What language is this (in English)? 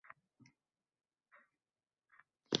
Uzbek